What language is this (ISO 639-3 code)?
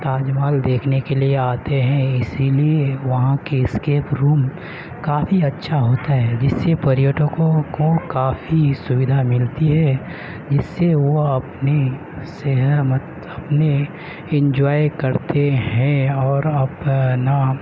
urd